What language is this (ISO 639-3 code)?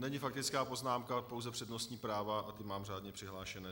ces